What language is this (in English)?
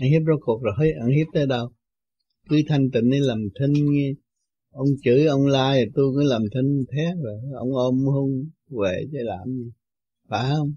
Vietnamese